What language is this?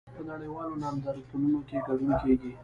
Pashto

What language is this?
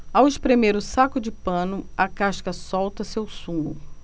Portuguese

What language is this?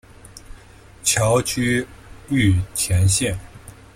Chinese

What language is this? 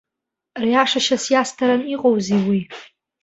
Abkhazian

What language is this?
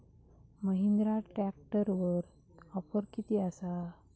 Marathi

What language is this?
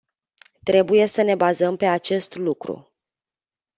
Romanian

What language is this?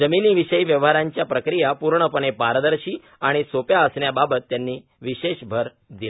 Marathi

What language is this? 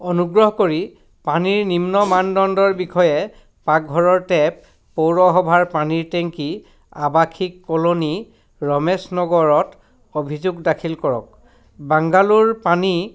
Assamese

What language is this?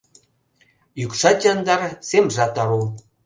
Mari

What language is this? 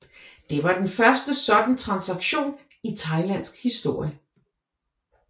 Danish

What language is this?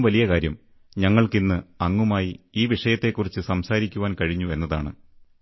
Malayalam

